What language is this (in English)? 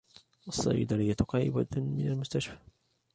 Arabic